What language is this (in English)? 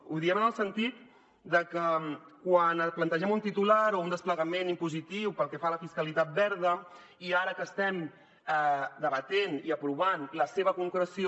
Catalan